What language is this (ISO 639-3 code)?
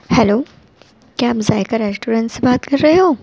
urd